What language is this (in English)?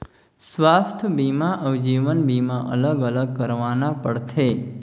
Chhattisgarhi